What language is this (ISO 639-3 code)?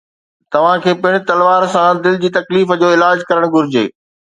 snd